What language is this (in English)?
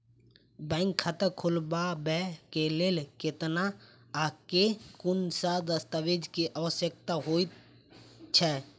Maithili